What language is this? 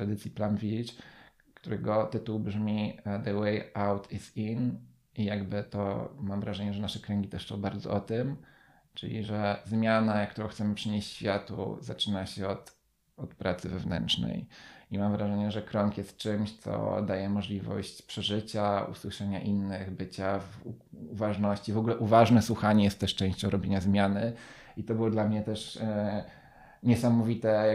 Polish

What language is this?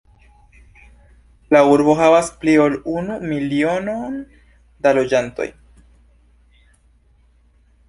Esperanto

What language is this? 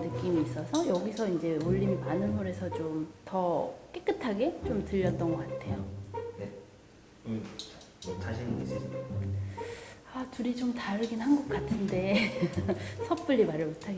Korean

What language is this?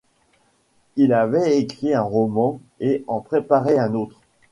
French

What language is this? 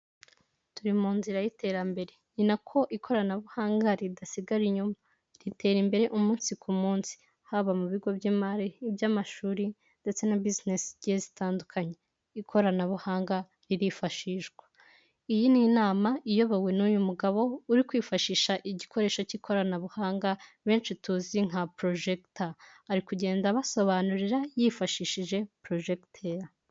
Kinyarwanda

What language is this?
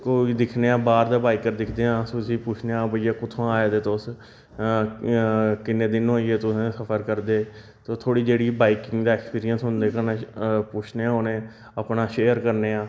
Dogri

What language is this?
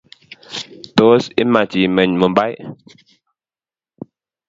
Kalenjin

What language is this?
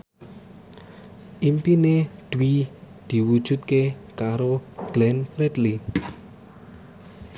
Javanese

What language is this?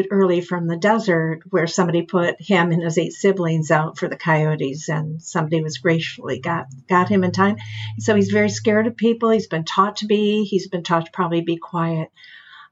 English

